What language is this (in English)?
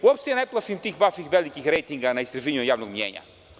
Serbian